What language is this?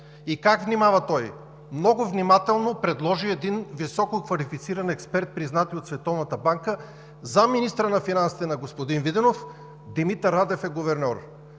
Bulgarian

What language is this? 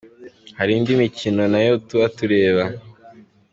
Kinyarwanda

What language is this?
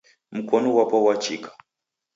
Taita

